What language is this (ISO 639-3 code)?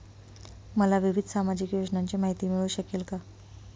mar